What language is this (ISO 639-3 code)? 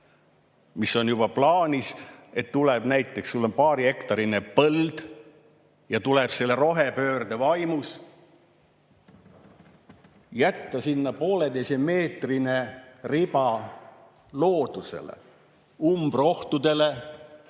est